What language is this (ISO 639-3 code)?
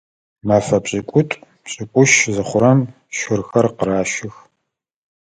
ady